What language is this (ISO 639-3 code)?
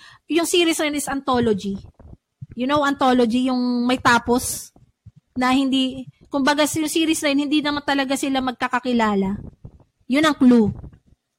fil